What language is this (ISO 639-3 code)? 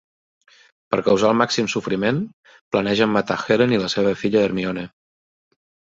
cat